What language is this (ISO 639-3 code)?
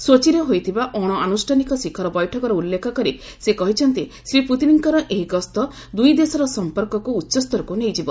ori